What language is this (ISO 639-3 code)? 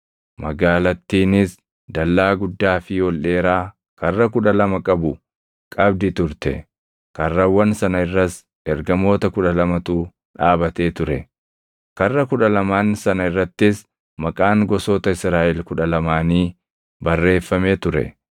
orm